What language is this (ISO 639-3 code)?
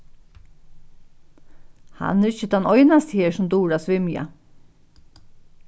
fao